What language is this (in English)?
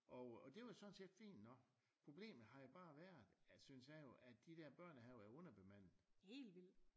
Danish